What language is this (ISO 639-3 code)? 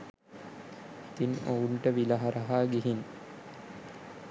sin